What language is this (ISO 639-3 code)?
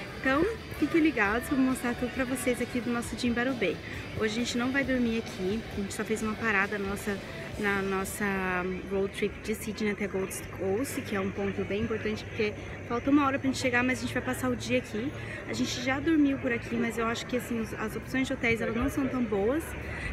por